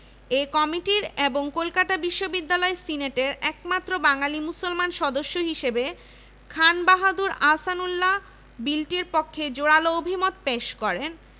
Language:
Bangla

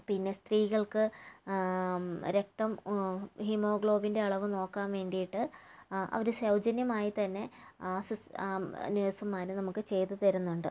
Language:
Malayalam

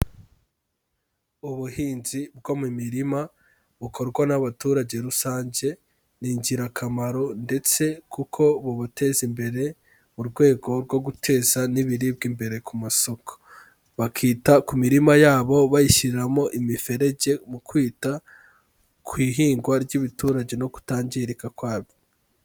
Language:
Kinyarwanda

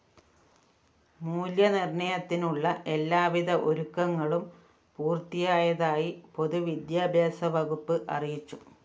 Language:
Malayalam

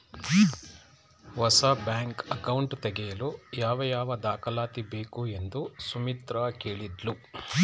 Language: Kannada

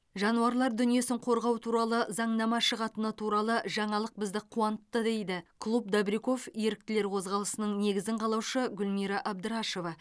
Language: Kazakh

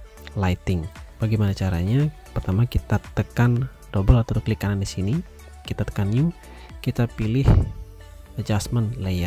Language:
Indonesian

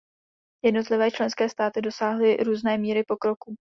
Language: Czech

